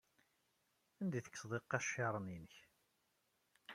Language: Kabyle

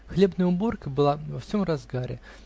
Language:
Russian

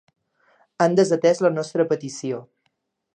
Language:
Catalan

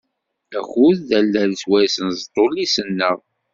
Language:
Kabyle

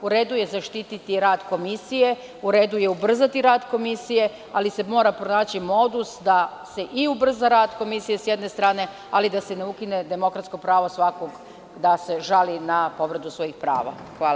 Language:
Serbian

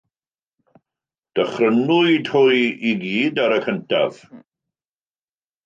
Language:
Welsh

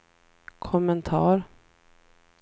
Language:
Swedish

